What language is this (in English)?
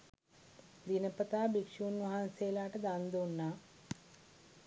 Sinhala